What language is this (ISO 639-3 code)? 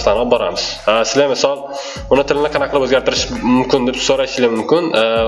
tur